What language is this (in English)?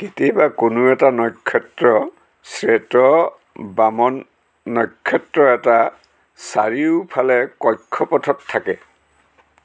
Assamese